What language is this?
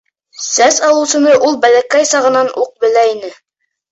Bashkir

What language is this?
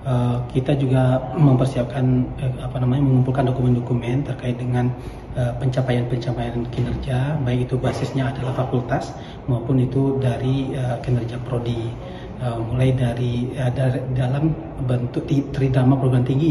Indonesian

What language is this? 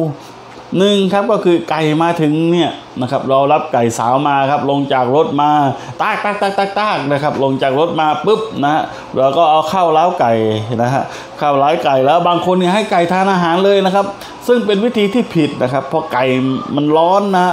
Thai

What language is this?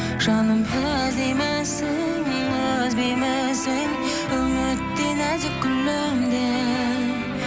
Kazakh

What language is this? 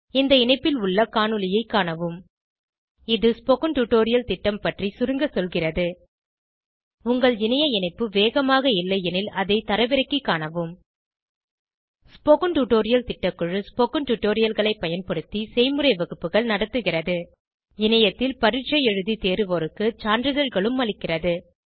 Tamil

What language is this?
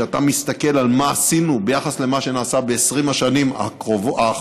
Hebrew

